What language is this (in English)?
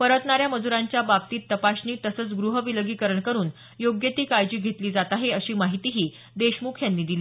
Marathi